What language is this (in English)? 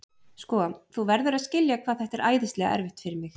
Icelandic